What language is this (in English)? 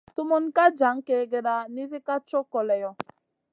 Masana